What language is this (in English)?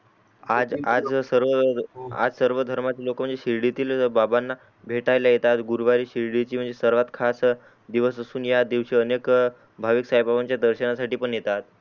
Marathi